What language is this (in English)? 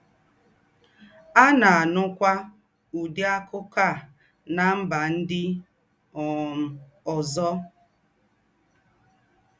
Igbo